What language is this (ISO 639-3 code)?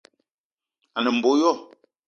eto